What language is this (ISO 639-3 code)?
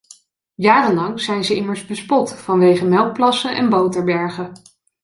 nld